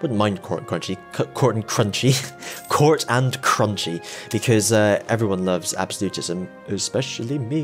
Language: English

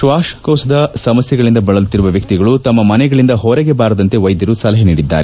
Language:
Kannada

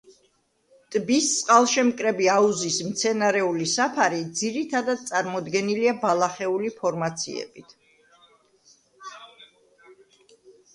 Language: Georgian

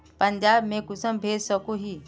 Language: Magahi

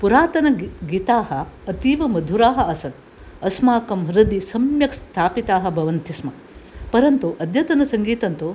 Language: Sanskrit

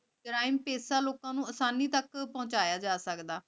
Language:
Punjabi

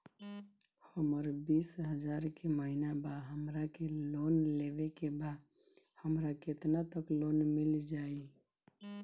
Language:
Bhojpuri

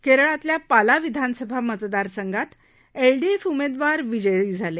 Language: Marathi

